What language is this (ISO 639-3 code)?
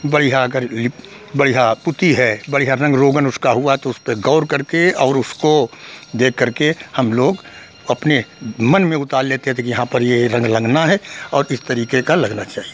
hin